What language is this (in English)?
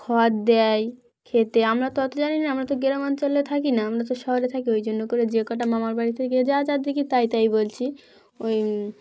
Bangla